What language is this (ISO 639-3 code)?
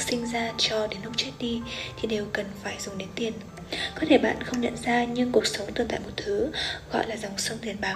vie